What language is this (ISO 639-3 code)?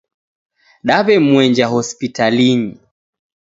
dav